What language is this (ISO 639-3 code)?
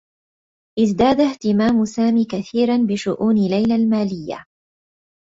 ara